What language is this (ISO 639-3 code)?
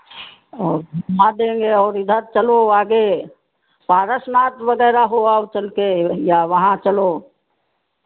hin